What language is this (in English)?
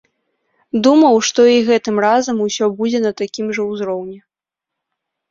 Belarusian